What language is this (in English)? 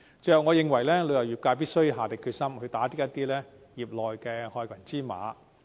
Cantonese